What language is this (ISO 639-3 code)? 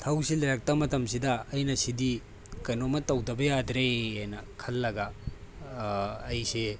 mni